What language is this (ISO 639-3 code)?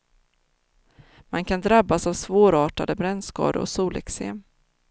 swe